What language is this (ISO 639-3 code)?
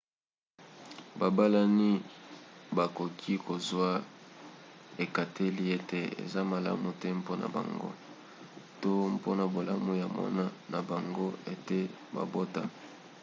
lin